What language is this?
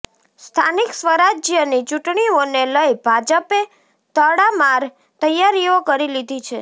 Gujarati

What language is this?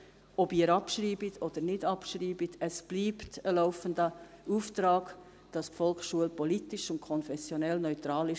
Swiss German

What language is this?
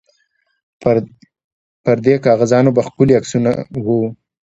Pashto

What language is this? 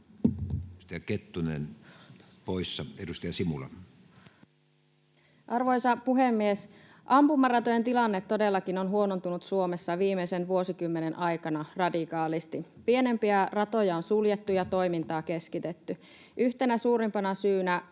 Finnish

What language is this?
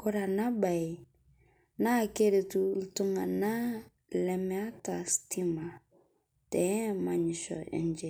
Masai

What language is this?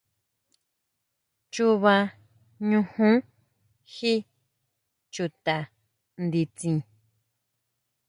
Huautla Mazatec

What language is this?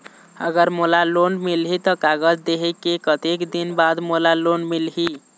Chhattisgarhi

